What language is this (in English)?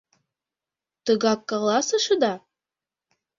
Mari